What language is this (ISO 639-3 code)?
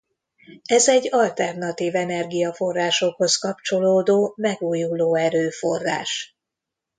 hun